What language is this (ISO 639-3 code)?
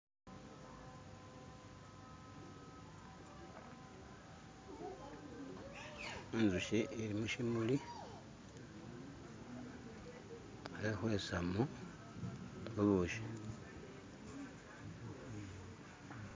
myx